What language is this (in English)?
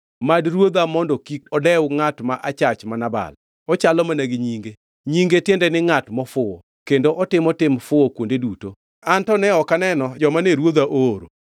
Luo (Kenya and Tanzania)